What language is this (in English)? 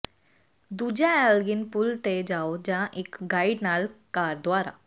Punjabi